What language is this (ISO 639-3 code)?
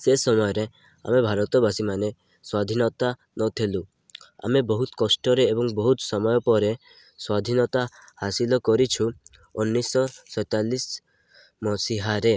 ori